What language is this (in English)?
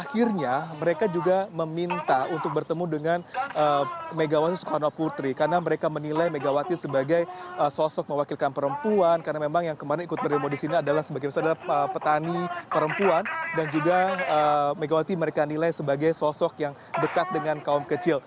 Indonesian